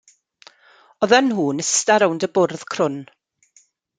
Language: Welsh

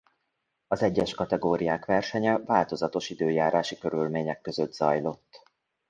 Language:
Hungarian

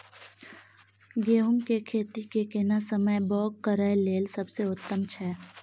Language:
Maithili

